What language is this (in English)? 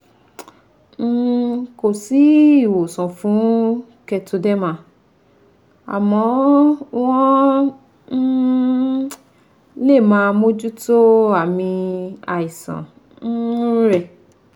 Yoruba